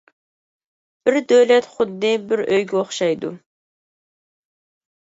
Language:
Uyghur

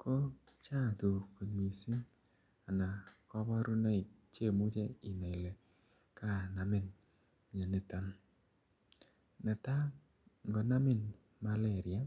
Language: Kalenjin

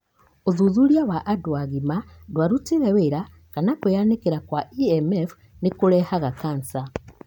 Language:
Kikuyu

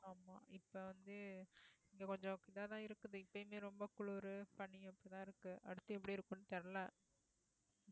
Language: Tamil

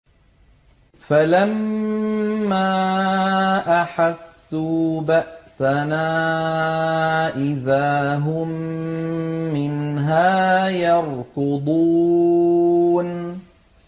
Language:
Arabic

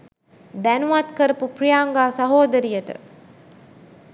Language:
Sinhala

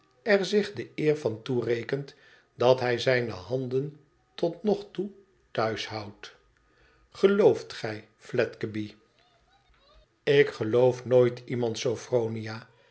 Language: Dutch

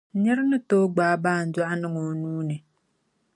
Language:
Dagbani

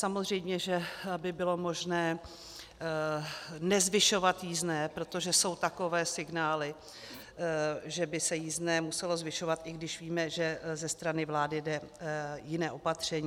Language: Czech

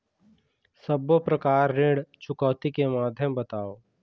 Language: Chhattisgarhi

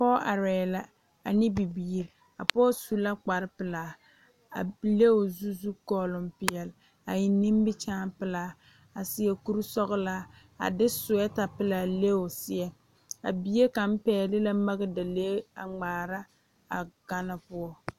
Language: Southern Dagaare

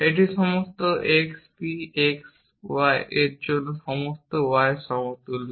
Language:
Bangla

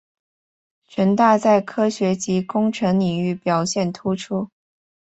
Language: Chinese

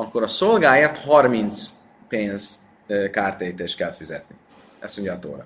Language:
Hungarian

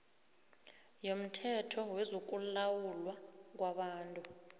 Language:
South Ndebele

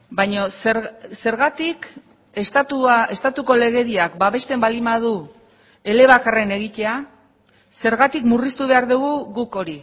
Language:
Basque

